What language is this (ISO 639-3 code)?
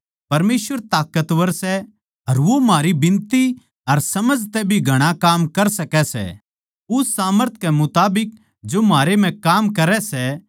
bgc